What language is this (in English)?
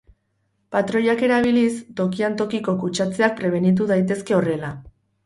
Basque